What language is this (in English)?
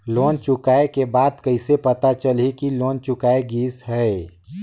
Chhattisgarhi